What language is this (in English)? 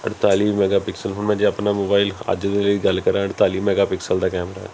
Punjabi